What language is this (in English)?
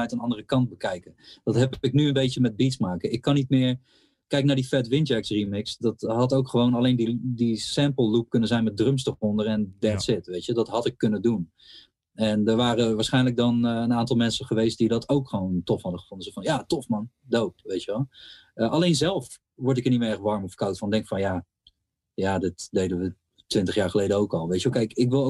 Dutch